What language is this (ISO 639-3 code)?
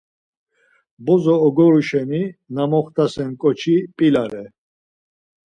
lzz